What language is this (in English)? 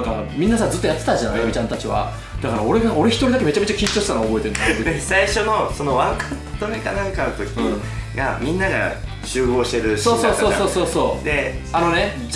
Japanese